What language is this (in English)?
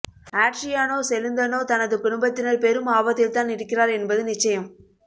Tamil